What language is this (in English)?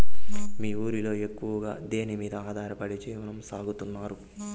Telugu